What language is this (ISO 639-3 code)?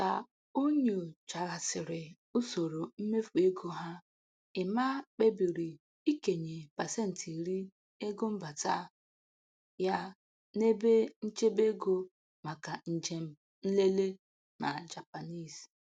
ibo